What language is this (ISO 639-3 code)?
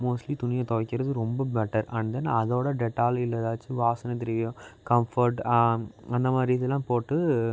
tam